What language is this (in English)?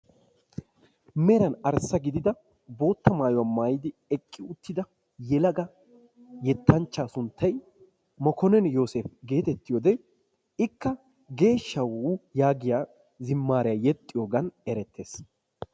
Wolaytta